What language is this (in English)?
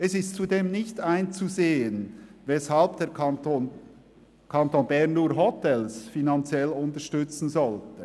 Swiss German